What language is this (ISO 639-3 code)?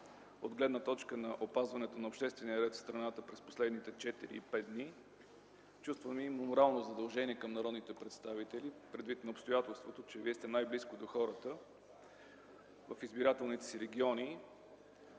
bul